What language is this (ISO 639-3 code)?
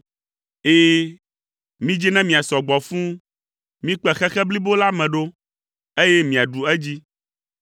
ewe